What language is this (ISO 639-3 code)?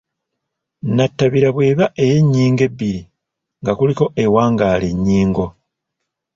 lug